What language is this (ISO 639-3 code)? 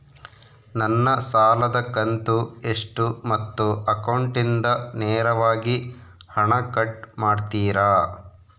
kan